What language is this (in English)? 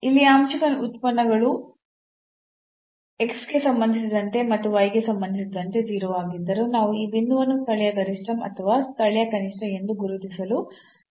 Kannada